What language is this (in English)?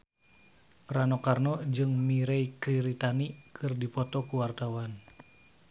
Sundanese